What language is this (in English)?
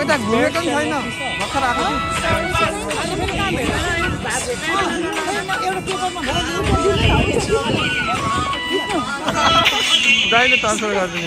Hindi